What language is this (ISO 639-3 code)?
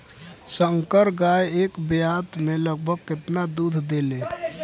bho